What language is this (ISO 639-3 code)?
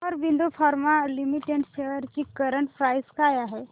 mar